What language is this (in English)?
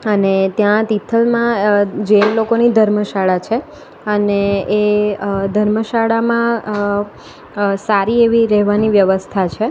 Gujarati